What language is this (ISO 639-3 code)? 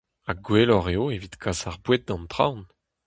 bre